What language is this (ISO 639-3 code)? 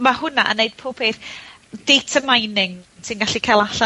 cym